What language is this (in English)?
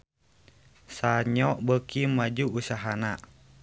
Sundanese